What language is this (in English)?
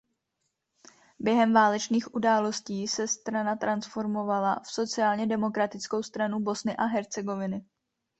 Czech